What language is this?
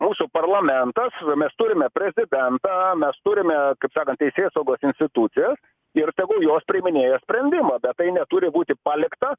Lithuanian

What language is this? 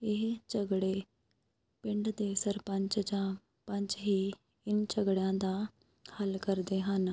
Punjabi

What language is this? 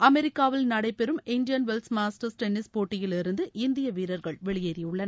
Tamil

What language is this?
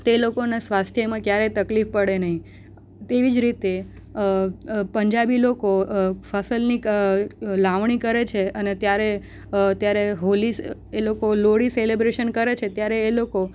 Gujarati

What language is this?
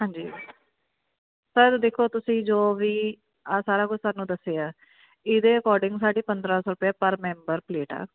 Punjabi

